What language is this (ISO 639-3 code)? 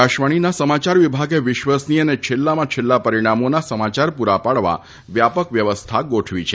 guj